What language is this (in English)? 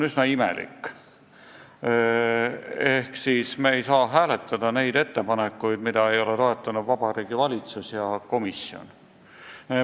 Estonian